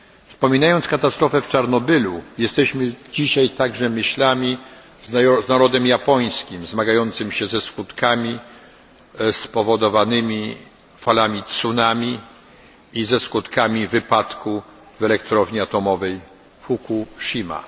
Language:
Polish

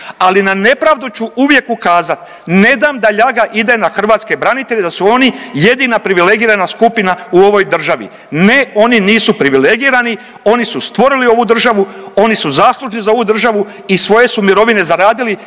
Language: Croatian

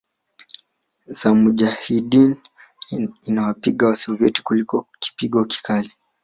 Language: Swahili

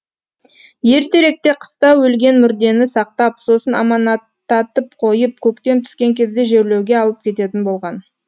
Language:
Kazakh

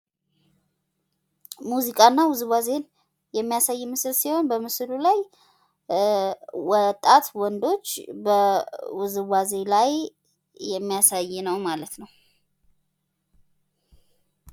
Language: Amharic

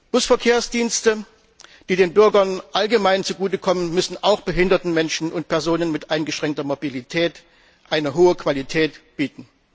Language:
German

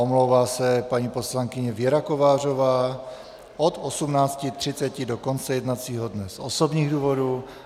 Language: Czech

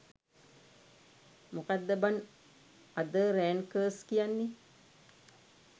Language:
Sinhala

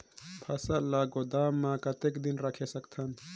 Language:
Chhattisgarhi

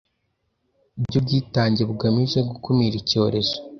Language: Kinyarwanda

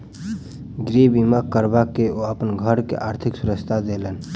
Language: Maithili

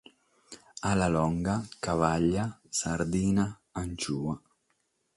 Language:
Sardinian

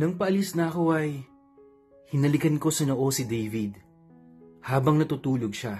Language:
Filipino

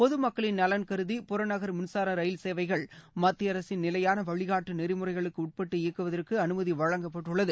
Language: Tamil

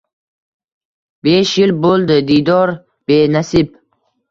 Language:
Uzbek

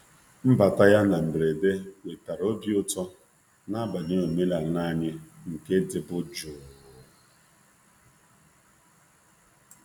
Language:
Igbo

